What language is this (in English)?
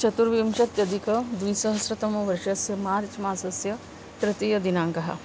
Sanskrit